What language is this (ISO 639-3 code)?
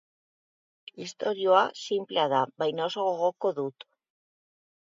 eus